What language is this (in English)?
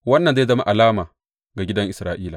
Hausa